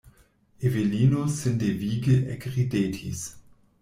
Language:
Esperanto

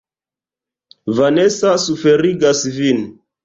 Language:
Esperanto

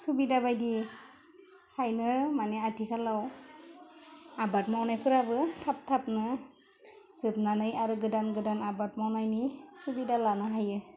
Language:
Bodo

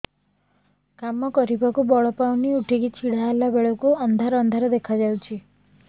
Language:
Odia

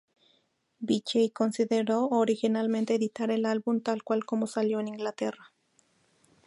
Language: Spanish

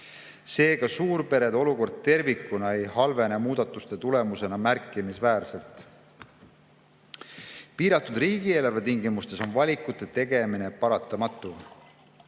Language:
Estonian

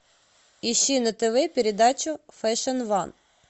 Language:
Russian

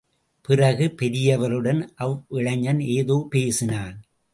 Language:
Tamil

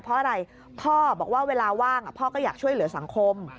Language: Thai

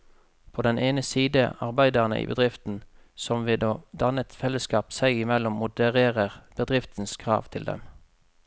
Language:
Norwegian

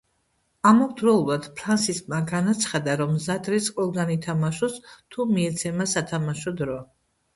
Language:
Georgian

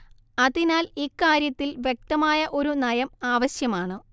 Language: Malayalam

